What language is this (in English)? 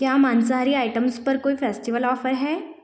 Hindi